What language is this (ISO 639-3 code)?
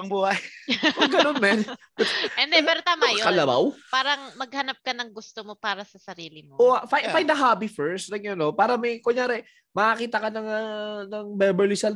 fil